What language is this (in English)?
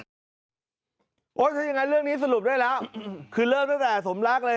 Thai